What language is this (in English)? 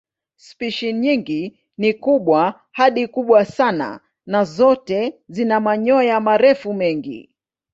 Swahili